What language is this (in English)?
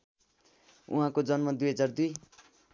Nepali